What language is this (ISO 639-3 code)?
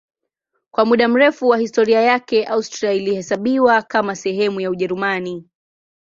swa